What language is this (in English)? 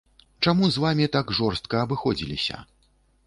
Belarusian